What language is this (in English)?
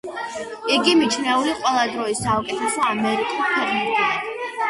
Georgian